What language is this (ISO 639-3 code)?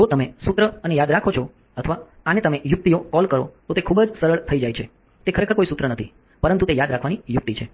guj